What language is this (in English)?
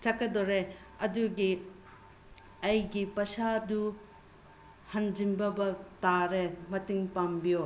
Manipuri